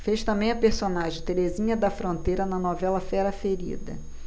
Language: Portuguese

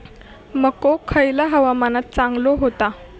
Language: Marathi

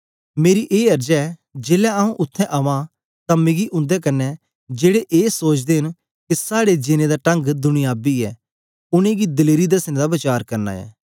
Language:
Dogri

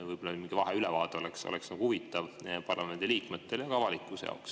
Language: Estonian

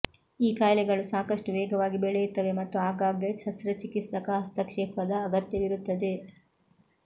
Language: Kannada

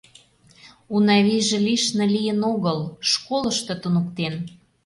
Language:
Mari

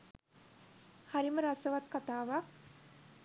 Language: Sinhala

